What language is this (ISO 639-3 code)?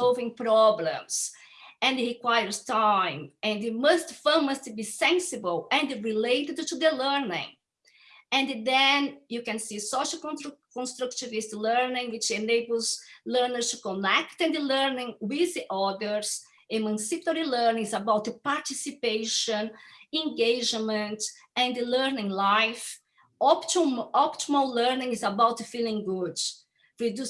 eng